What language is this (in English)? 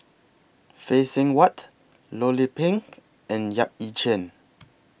English